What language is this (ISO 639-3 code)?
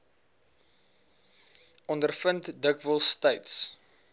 afr